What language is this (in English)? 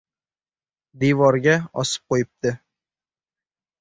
Uzbek